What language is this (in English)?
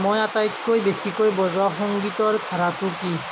Assamese